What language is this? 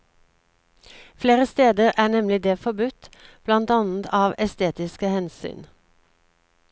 Norwegian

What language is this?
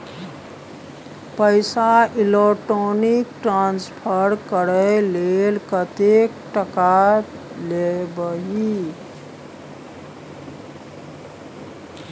Maithili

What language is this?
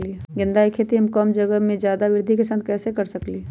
Magahi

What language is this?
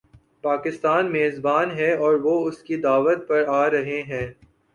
Urdu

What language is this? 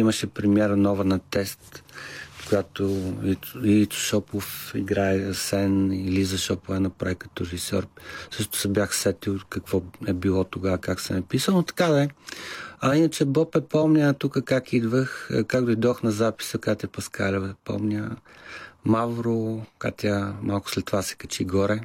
Bulgarian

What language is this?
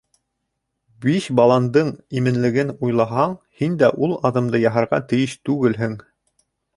Bashkir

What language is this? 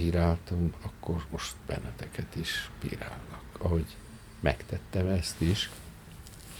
Hungarian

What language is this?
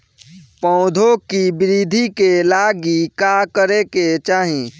Bhojpuri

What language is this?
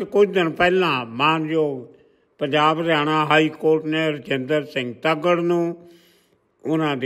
Punjabi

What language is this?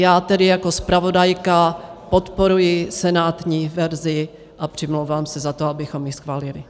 Czech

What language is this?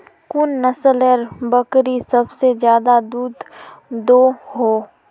Magahi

